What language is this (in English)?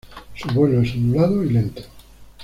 Spanish